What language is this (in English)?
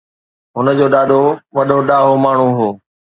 Sindhi